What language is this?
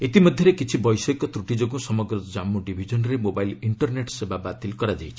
Odia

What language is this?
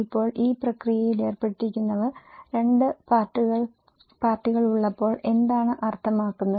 Malayalam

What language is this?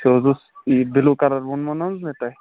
Kashmiri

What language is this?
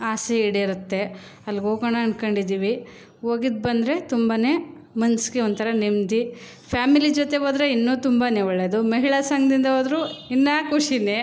Kannada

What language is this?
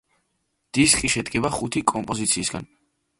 Georgian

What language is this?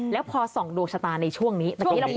Thai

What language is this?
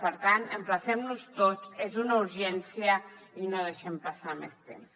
Catalan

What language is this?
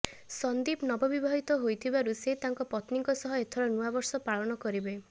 Odia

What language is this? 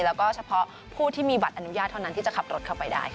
Thai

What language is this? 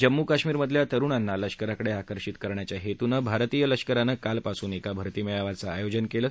Marathi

